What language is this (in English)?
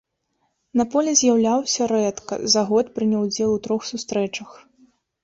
Belarusian